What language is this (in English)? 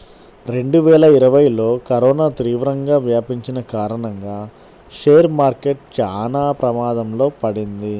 Telugu